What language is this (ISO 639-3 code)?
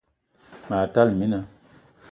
eto